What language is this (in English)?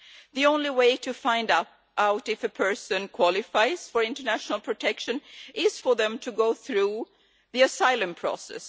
English